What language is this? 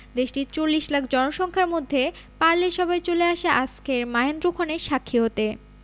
Bangla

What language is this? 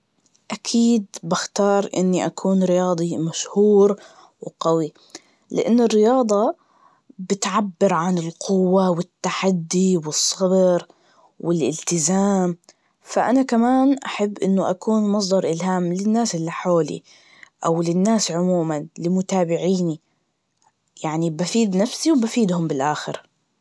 Najdi Arabic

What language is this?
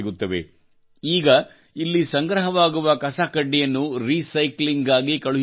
Kannada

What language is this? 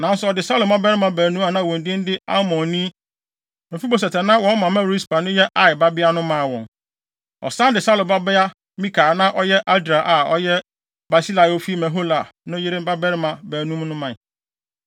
Akan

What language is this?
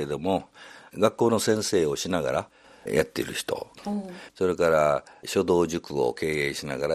Japanese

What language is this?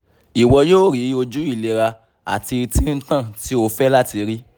Yoruba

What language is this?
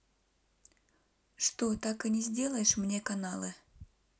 Russian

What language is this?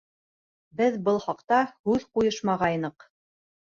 Bashkir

